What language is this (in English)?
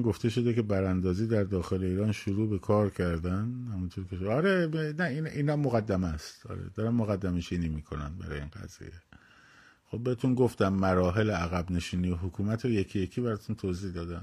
Persian